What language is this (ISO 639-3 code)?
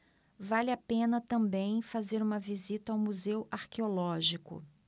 por